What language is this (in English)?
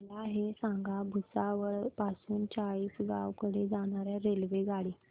Marathi